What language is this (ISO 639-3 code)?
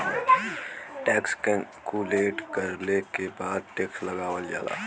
bho